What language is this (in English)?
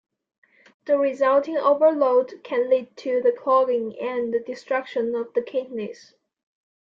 English